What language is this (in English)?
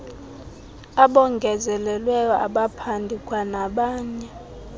Xhosa